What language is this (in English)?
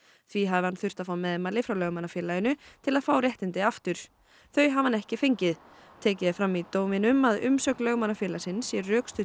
Icelandic